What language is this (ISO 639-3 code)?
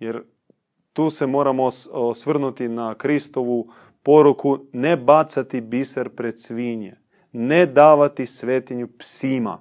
hrv